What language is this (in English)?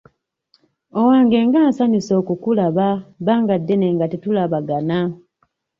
Ganda